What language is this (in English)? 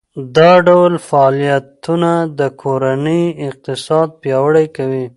Pashto